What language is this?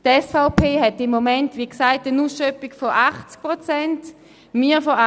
Swiss German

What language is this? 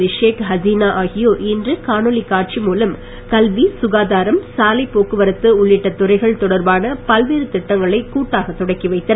Tamil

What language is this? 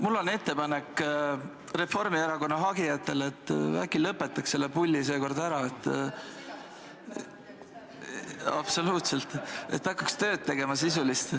Estonian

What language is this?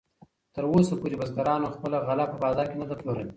Pashto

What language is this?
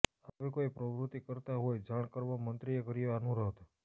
Gujarati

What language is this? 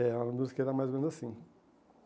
Portuguese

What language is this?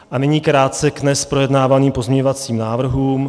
Czech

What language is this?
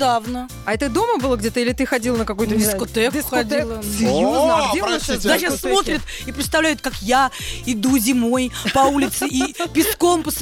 Russian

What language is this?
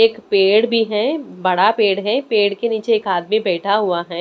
Hindi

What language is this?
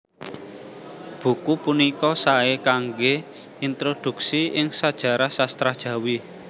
Javanese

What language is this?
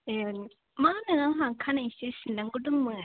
Bodo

